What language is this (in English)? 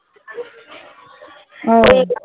Bangla